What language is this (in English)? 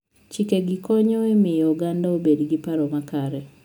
Luo (Kenya and Tanzania)